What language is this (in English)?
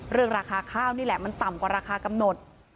Thai